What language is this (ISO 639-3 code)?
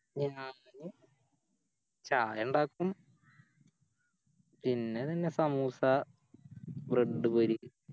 mal